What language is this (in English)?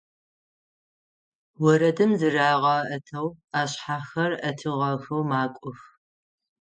Adyghe